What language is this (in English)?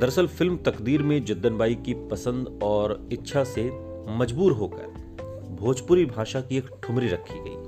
Hindi